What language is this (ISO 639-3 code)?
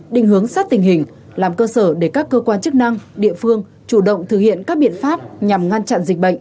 vie